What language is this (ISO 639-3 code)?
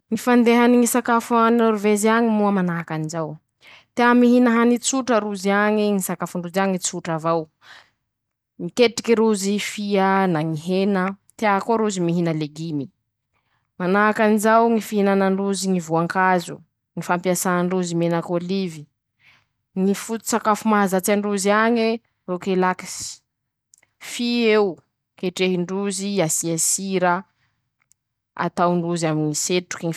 msh